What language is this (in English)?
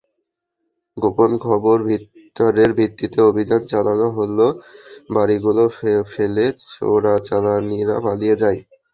Bangla